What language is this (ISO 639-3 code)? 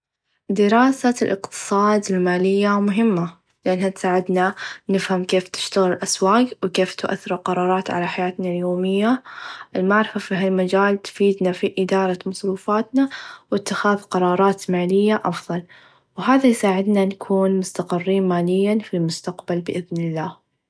ars